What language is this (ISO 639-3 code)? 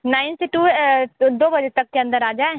hin